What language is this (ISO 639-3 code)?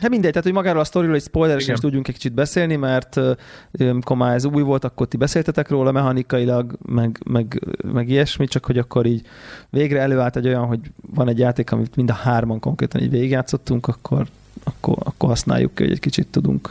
hun